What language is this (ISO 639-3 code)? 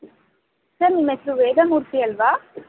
kan